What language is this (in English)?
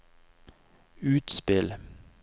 Norwegian